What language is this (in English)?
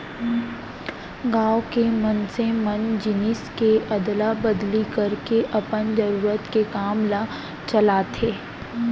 Chhattisgarhi